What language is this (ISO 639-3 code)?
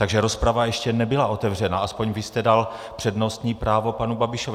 ces